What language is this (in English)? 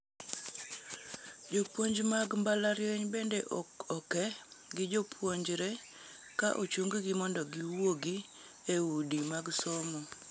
Luo (Kenya and Tanzania)